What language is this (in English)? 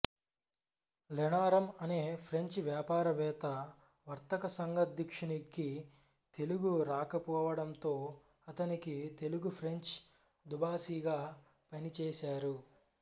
Telugu